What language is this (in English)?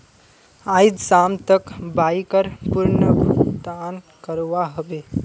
Magahi